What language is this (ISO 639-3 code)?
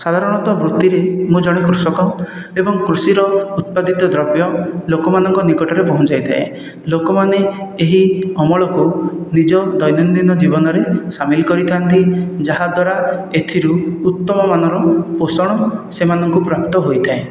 ori